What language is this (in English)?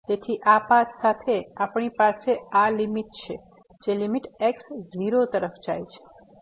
Gujarati